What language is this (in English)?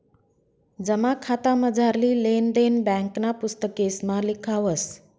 Marathi